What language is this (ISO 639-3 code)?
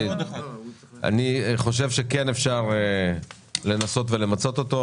heb